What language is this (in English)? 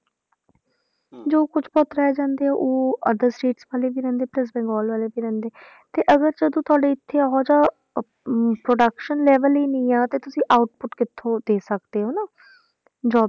Punjabi